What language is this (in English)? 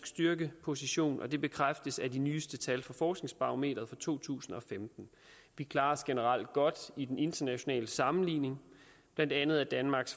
Danish